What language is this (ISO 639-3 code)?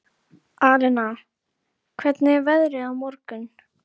isl